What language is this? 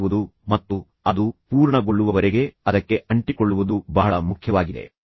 Kannada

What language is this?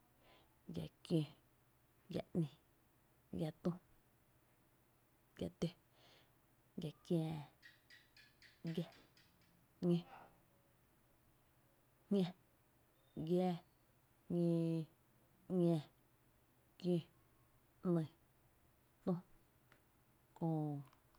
Tepinapa Chinantec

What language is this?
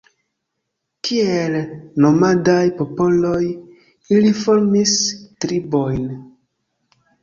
Esperanto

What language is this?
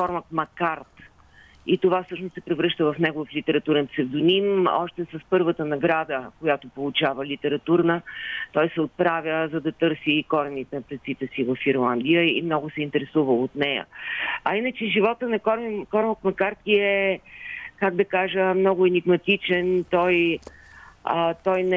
Bulgarian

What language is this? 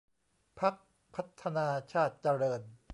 Thai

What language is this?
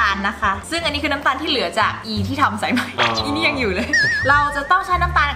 Thai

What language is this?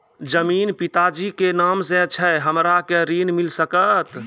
Maithili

